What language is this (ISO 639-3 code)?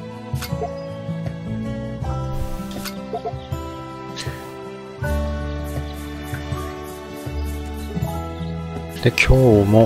jpn